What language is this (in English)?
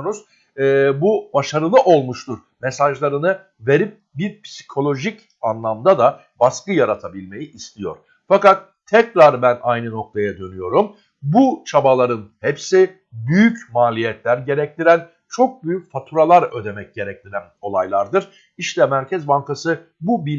Turkish